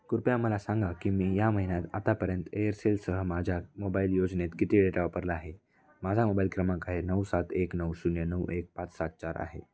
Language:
Marathi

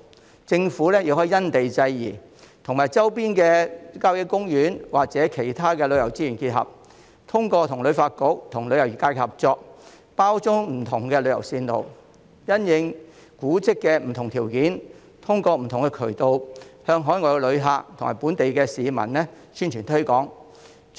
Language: Cantonese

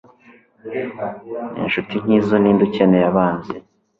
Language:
Kinyarwanda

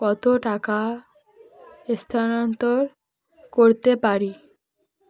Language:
Bangla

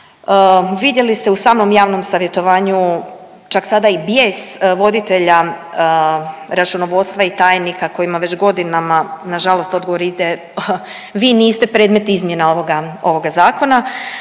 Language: Croatian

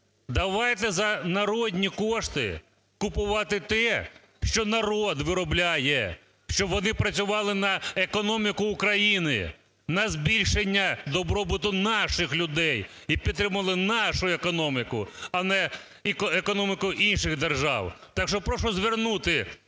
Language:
Ukrainian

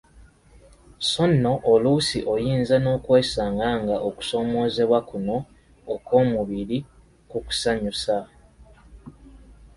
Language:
Ganda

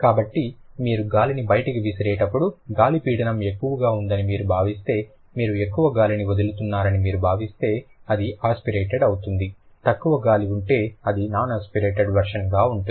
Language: Telugu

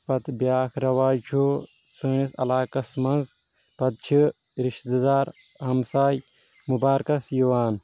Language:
Kashmiri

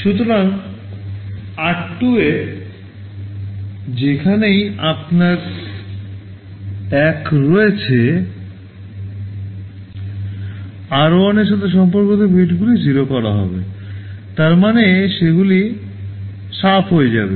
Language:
Bangla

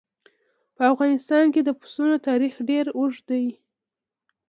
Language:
Pashto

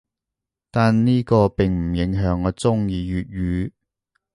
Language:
Cantonese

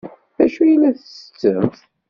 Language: Kabyle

